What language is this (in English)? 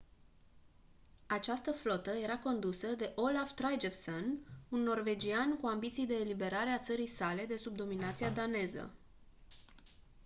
Romanian